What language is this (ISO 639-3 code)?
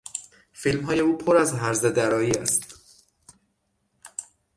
fas